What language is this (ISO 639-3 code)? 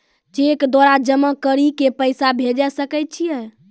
mai